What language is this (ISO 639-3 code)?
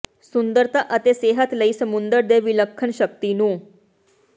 pan